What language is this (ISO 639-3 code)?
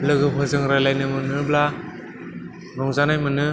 brx